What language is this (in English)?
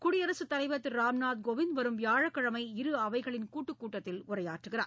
Tamil